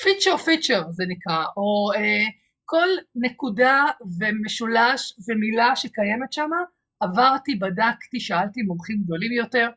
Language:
Hebrew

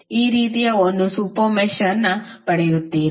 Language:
Kannada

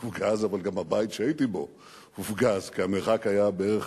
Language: Hebrew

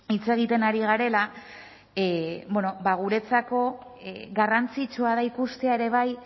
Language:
Basque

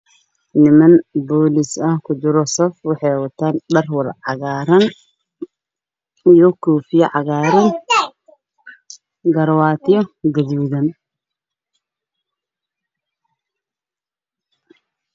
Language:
Somali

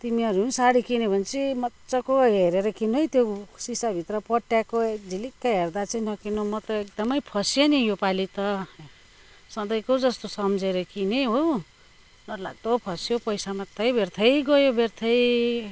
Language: Nepali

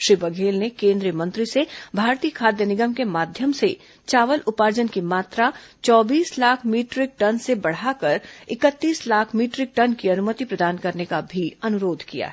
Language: Hindi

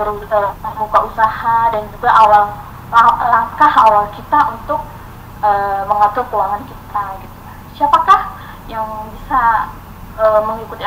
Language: Indonesian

